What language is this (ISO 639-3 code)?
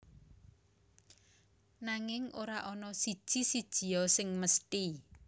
jav